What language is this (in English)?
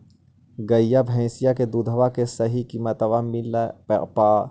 Magahi